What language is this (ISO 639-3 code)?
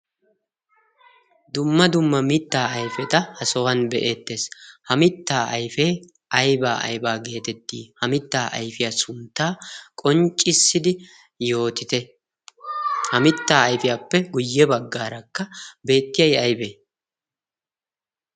wal